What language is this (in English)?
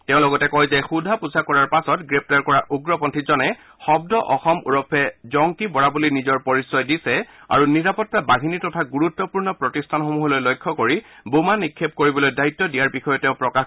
Assamese